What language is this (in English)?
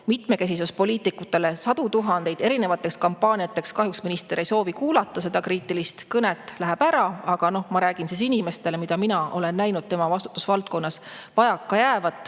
Estonian